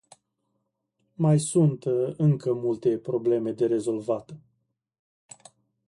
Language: Romanian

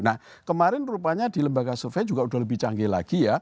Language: Indonesian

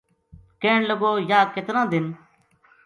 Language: Gujari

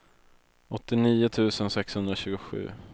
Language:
Swedish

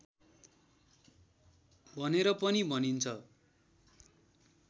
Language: Nepali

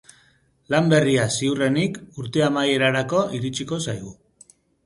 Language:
Basque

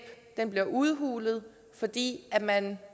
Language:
Danish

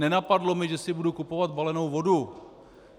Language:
Czech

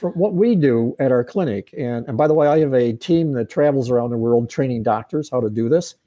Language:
English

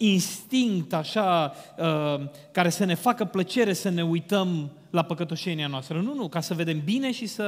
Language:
Romanian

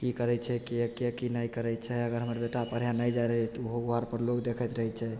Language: Maithili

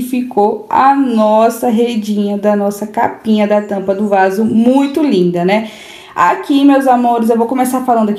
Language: Portuguese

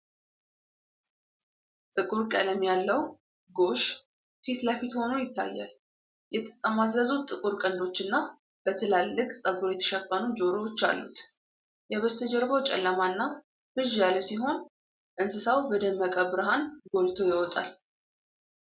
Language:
Amharic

